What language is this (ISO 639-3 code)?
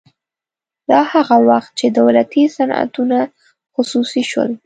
pus